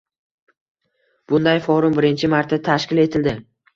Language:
Uzbek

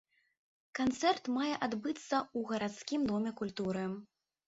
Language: Belarusian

